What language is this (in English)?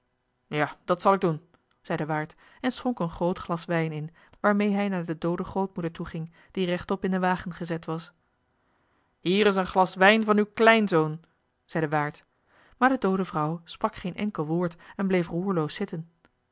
Dutch